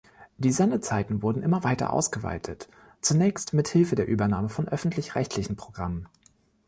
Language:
German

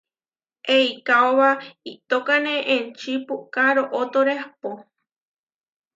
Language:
Huarijio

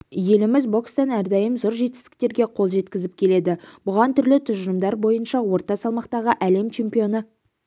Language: Kazakh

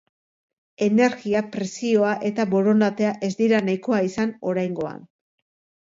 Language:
Basque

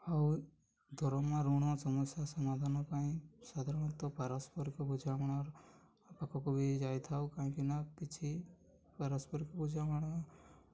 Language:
Odia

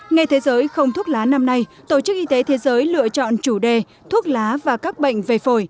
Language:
Vietnamese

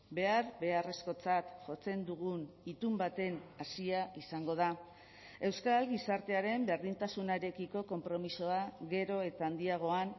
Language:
Basque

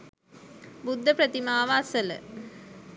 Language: Sinhala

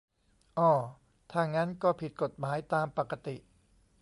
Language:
Thai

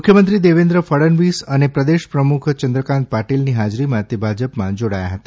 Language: Gujarati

